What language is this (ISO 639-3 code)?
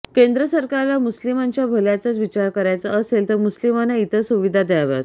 mar